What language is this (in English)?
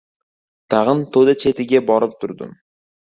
Uzbek